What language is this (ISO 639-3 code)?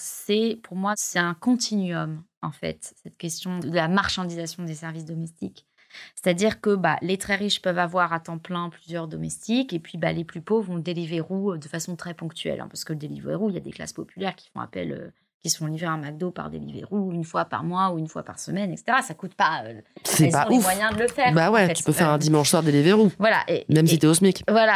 fra